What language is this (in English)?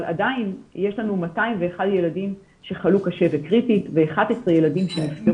Hebrew